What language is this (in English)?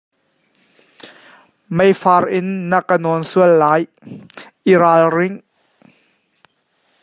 Hakha Chin